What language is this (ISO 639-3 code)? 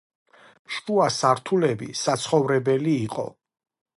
kat